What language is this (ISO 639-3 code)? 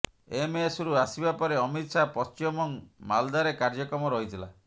ori